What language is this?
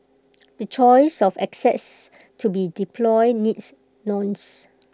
English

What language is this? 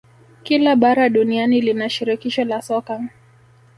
Swahili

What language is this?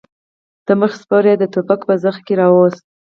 Pashto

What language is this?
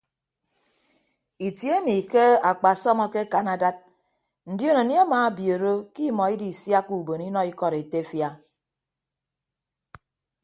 Ibibio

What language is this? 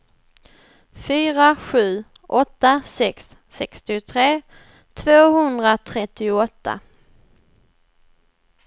Swedish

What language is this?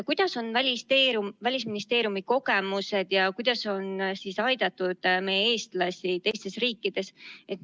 Estonian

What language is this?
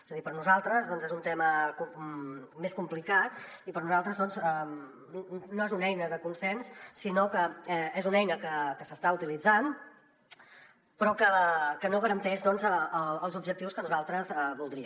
Catalan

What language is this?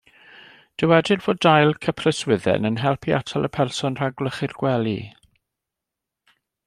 Welsh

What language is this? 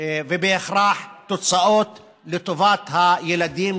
Hebrew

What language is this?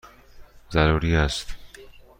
Persian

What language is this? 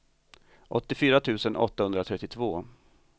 Swedish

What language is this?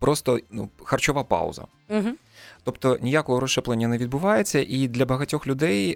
Ukrainian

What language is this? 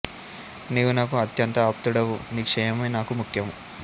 Telugu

